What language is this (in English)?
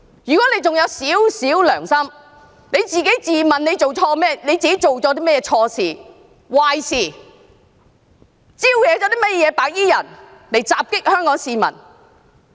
Cantonese